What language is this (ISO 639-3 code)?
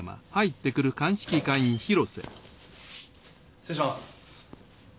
jpn